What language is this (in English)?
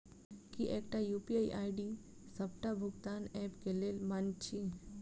Maithili